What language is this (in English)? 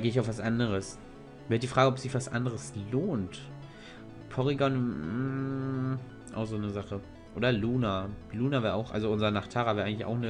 German